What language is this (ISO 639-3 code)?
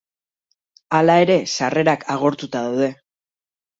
eus